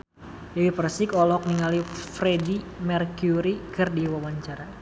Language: Sundanese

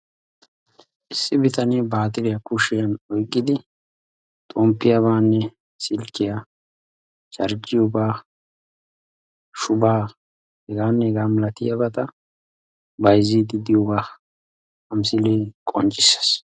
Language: Wolaytta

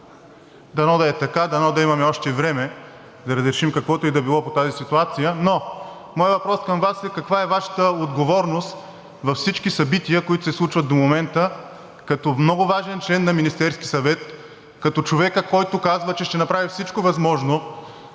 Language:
Bulgarian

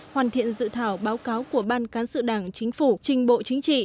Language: Vietnamese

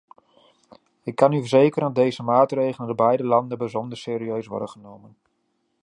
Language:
Dutch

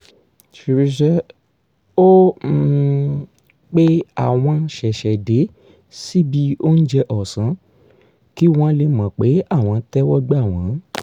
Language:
Yoruba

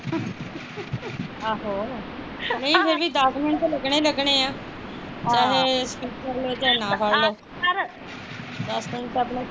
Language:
Punjabi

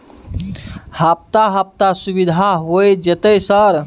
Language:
Maithili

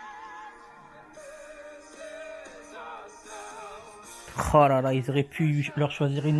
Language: French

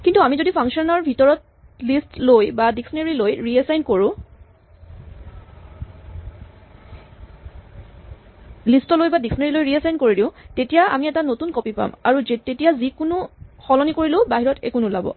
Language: Assamese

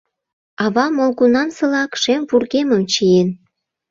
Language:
Mari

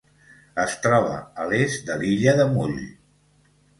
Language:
Catalan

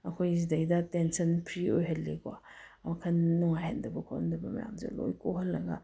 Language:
Manipuri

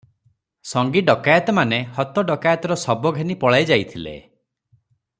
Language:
Odia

